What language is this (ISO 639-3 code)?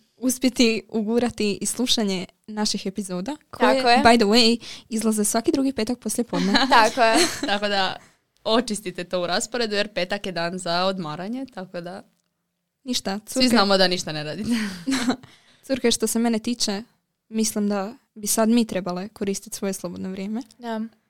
hrv